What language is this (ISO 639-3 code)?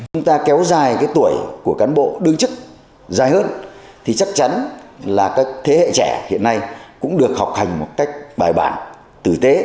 vie